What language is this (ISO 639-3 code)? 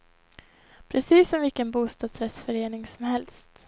swe